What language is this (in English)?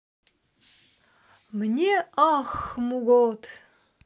Russian